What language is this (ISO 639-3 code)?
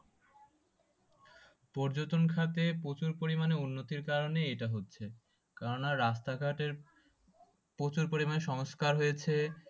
ben